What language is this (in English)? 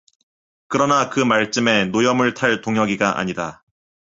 Korean